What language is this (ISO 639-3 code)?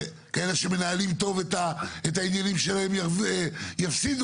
heb